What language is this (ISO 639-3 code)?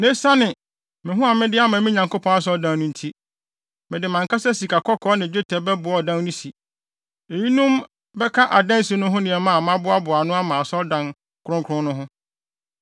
aka